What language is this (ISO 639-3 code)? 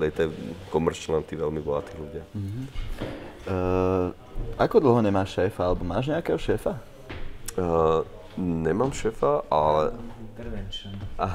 slk